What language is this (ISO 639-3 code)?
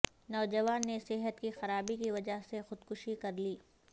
urd